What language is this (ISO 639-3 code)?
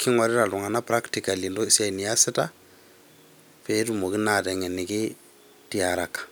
mas